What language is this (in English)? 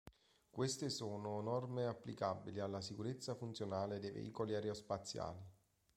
Italian